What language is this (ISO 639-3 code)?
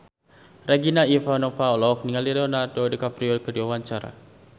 sun